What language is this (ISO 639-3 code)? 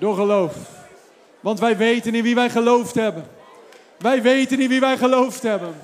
nld